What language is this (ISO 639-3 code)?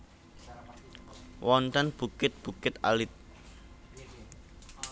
jav